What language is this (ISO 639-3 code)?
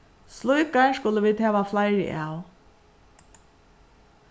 fao